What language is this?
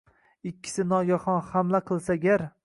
Uzbek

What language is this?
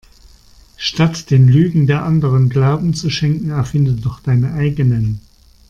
German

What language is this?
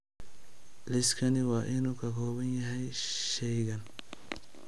Somali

